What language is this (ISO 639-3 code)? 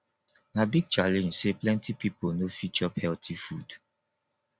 pcm